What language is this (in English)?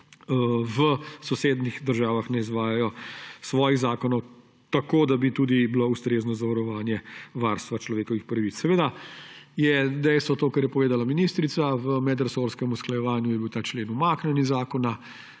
Slovenian